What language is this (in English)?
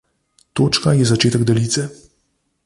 Slovenian